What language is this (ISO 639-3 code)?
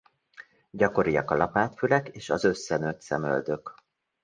hun